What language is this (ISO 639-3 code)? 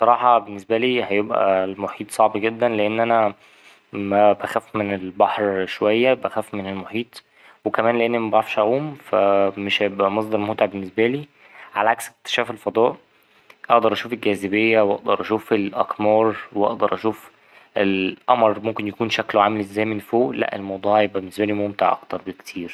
arz